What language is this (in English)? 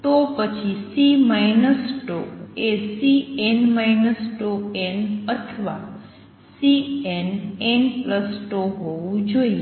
Gujarati